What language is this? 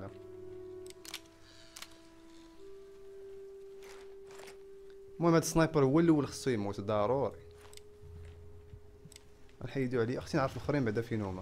Arabic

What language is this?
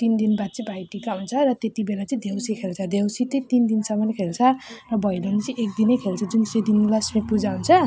Nepali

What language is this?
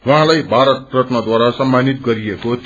Nepali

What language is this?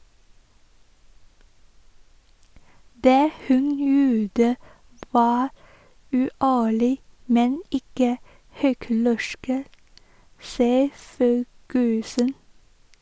Norwegian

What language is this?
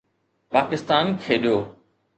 Sindhi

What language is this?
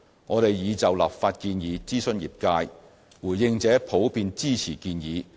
Cantonese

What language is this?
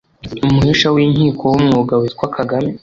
Kinyarwanda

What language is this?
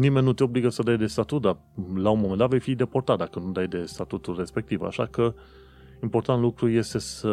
Romanian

